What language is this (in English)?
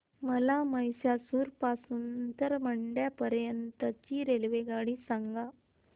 Marathi